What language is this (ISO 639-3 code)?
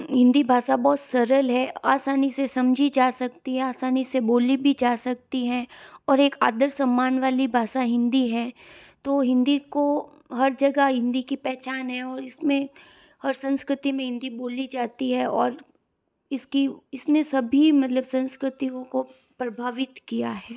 hin